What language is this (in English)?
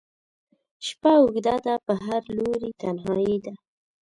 Pashto